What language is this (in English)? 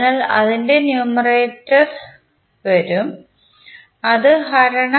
Malayalam